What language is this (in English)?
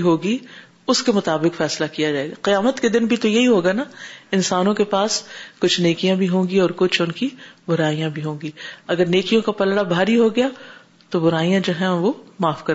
Urdu